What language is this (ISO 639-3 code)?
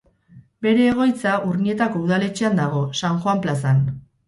eus